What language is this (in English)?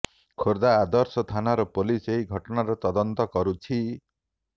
Odia